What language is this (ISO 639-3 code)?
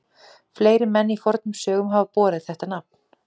isl